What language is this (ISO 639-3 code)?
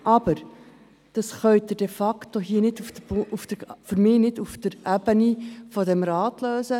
gsw